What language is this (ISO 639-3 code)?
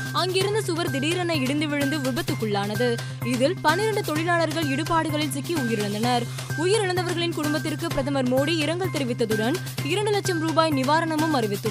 tam